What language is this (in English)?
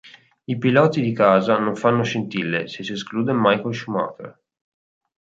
Italian